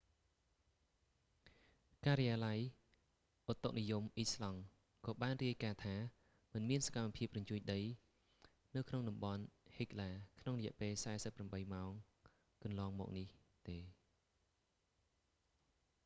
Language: Khmer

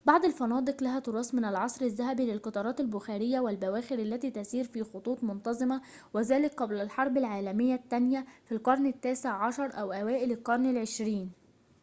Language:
Arabic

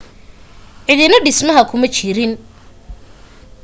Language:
Somali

